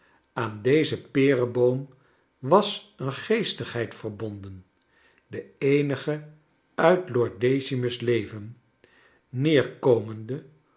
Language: Dutch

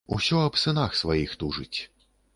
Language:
Belarusian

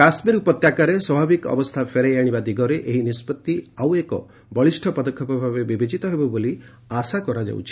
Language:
Odia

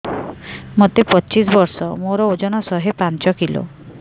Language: Odia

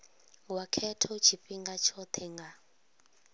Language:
Venda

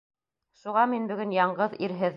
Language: Bashkir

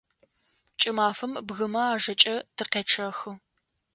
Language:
Adyghe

